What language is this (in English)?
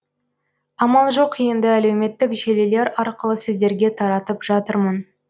Kazakh